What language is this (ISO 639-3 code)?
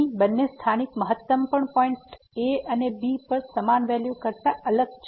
guj